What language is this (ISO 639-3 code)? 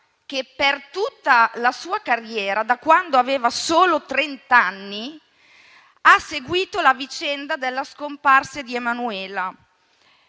ita